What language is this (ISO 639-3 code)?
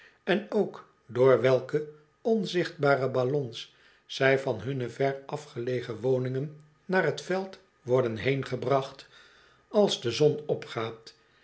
nld